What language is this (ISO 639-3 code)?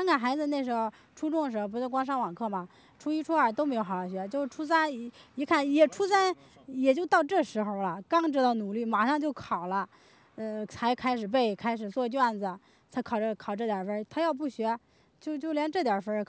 zho